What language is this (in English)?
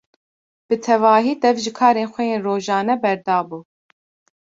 Kurdish